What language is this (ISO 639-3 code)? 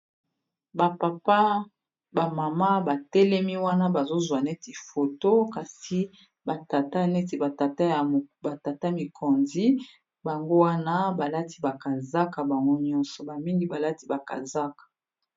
lin